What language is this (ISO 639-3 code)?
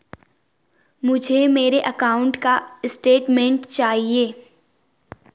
hin